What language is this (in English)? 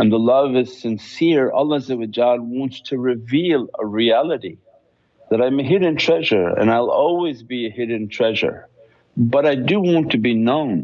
English